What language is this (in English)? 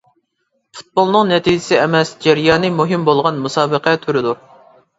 Uyghur